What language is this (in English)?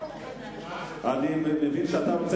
Hebrew